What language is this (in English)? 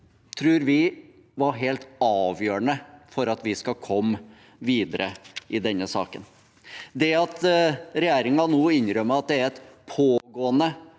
Norwegian